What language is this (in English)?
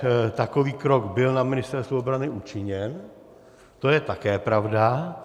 Czech